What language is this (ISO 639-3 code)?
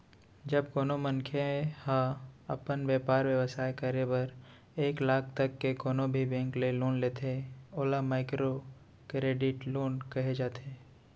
hne